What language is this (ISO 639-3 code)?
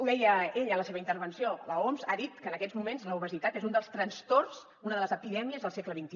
cat